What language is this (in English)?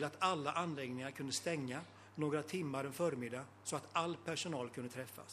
Swedish